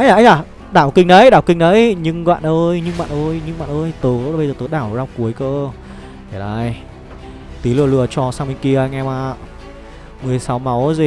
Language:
Vietnamese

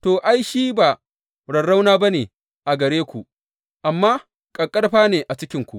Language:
Hausa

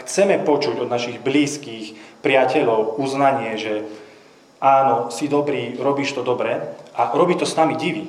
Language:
Slovak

